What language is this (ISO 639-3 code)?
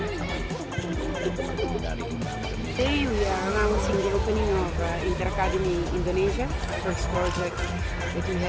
ind